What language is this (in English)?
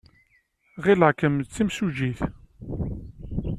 Kabyle